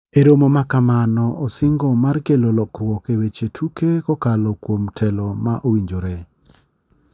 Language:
Luo (Kenya and Tanzania)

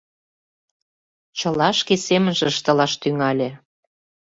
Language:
Mari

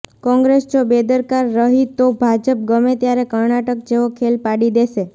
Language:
Gujarati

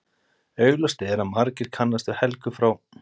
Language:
Icelandic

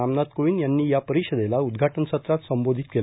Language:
Marathi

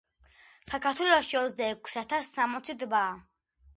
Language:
Georgian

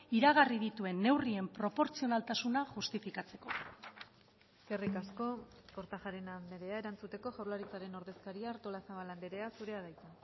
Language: Basque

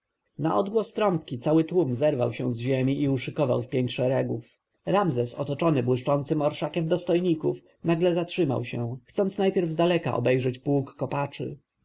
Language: Polish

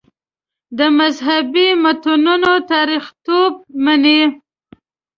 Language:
Pashto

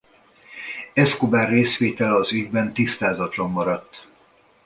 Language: Hungarian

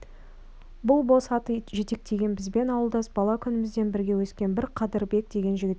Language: Kazakh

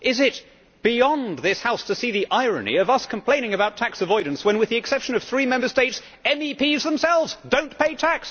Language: English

